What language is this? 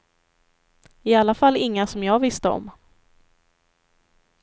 Swedish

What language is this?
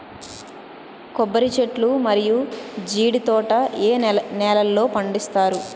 Telugu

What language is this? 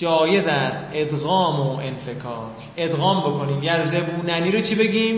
Persian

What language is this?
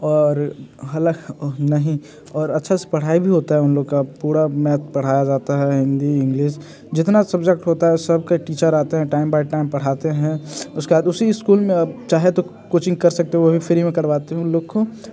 Hindi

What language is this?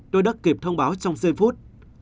Vietnamese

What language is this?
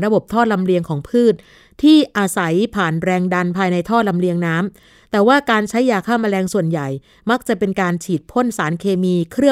Thai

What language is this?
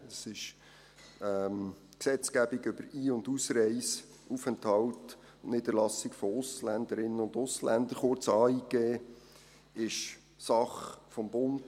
Swiss German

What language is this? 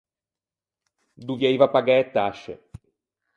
Ligurian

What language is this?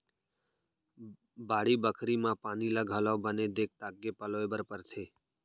Chhattisgarhi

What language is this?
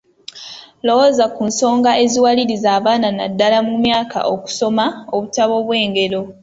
Ganda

